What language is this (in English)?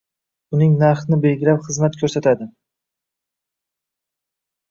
Uzbek